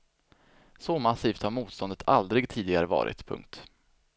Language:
Swedish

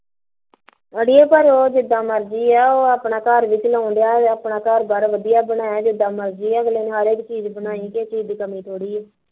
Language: Punjabi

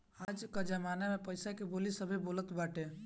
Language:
Bhojpuri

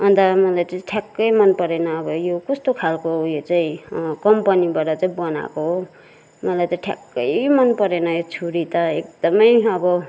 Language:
Nepali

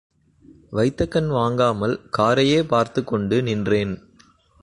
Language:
Tamil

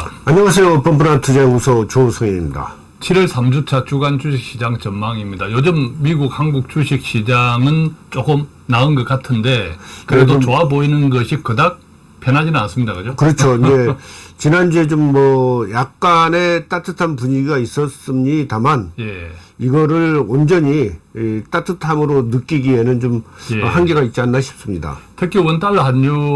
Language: Korean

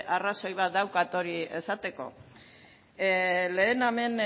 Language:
Basque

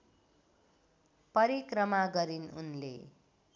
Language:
Nepali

